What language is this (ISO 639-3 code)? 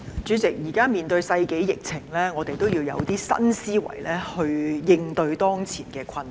yue